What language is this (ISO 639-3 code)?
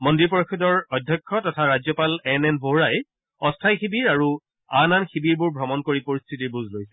asm